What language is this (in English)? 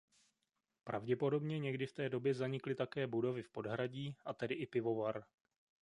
Czech